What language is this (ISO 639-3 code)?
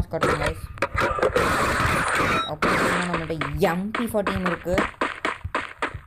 ron